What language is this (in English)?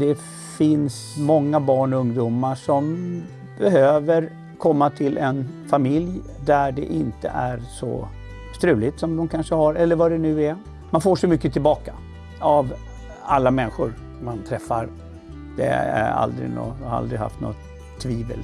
Swedish